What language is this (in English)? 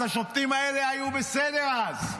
Hebrew